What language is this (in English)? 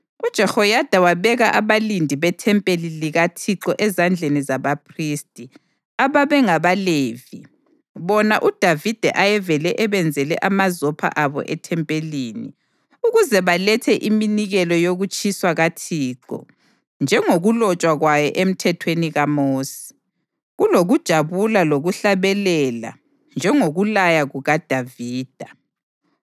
North Ndebele